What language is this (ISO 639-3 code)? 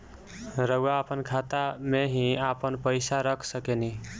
bho